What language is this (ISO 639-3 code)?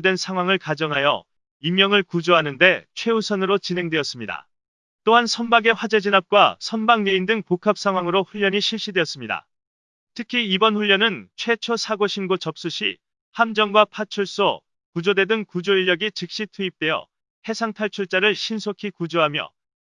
kor